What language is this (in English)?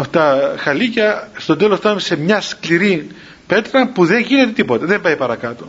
Greek